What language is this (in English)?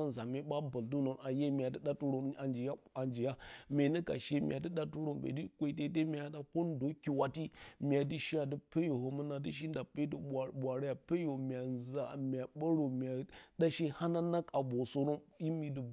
Bacama